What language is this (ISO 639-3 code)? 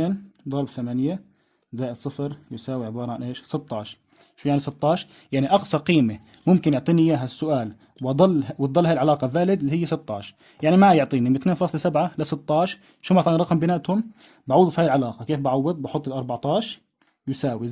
ara